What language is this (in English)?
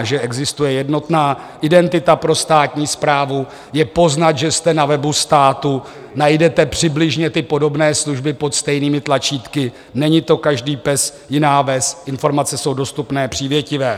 Czech